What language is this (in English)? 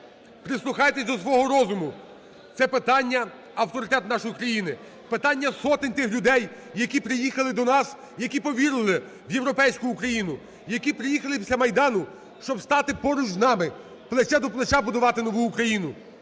Ukrainian